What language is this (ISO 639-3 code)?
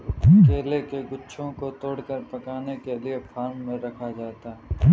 hin